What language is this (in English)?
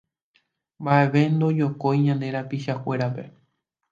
Guarani